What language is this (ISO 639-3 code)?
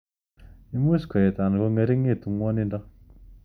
kln